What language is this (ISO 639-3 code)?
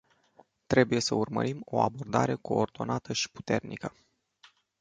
ron